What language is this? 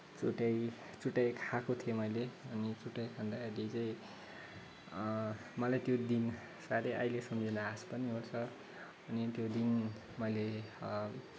Nepali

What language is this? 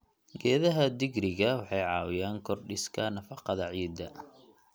Somali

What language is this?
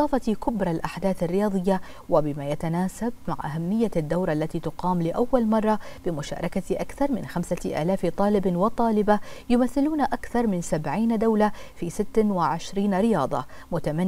Arabic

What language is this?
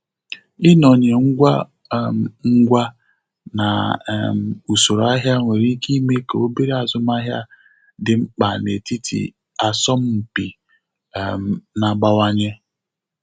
Igbo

